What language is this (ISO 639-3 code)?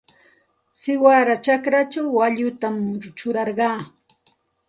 qxt